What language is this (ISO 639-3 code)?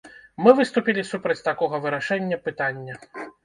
bel